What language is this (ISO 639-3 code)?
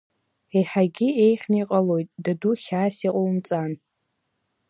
abk